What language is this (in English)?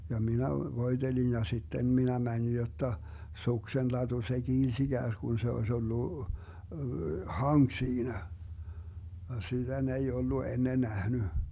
Finnish